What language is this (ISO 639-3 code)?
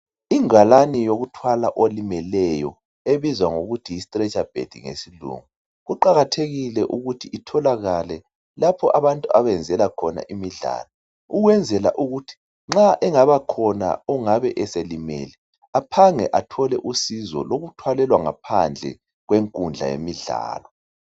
nde